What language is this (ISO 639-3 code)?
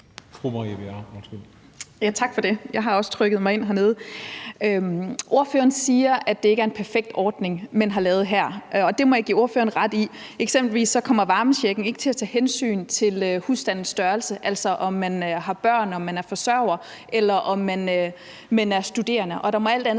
dan